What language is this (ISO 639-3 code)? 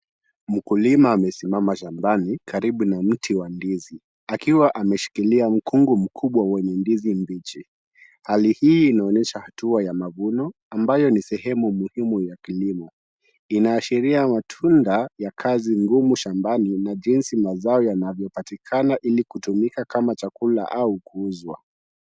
swa